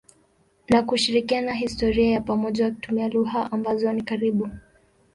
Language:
Swahili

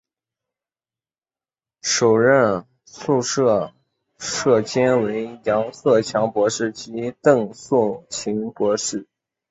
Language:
Chinese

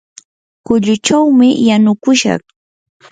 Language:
Yanahuanca Pasco Quechua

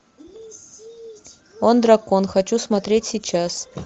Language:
Russian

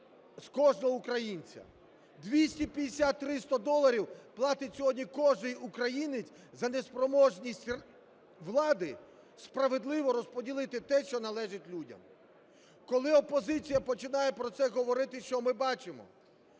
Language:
Ukrainian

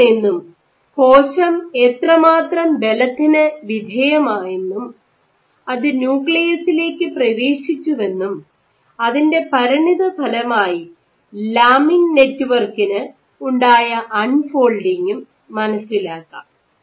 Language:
Malayalam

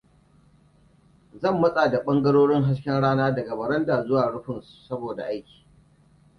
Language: Hausa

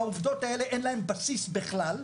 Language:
Hebrew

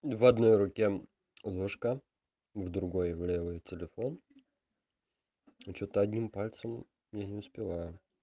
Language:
Russian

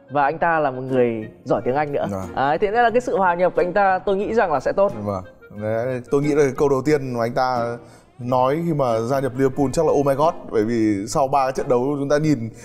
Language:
Vietnamese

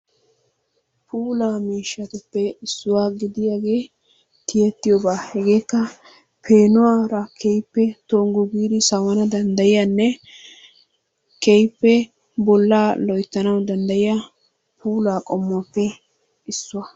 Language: Wolaytta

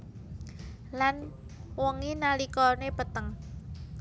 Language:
Javanese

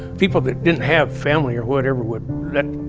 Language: English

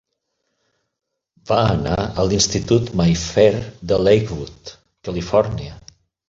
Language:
Catalan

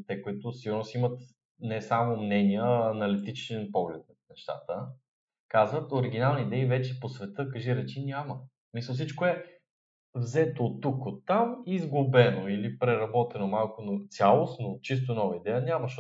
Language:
Bulgarian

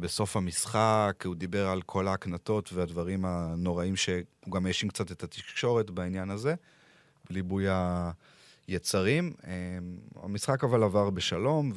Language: Hebrew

